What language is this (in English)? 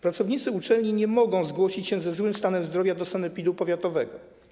Polish